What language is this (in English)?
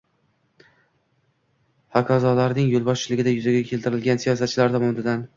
Uzbek